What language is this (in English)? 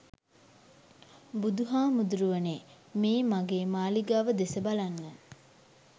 Sinhala